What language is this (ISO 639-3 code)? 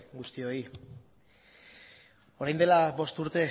eus